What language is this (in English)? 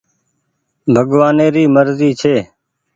Goaria